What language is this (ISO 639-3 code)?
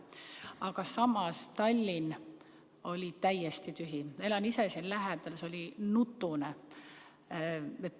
est